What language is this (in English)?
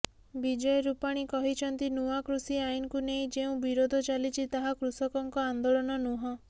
Odia